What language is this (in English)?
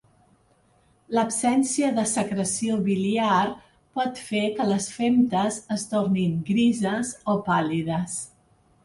Catalan